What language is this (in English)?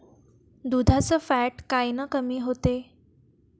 Marathi